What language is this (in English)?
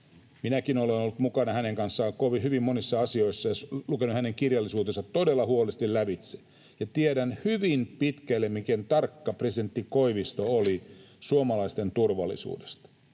Finnish